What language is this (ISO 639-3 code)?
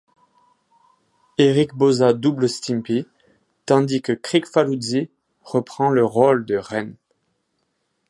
fra